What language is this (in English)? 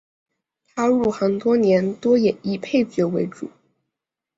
Chinese